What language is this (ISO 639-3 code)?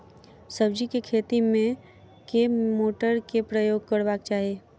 mai